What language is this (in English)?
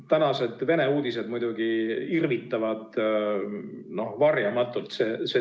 Estonian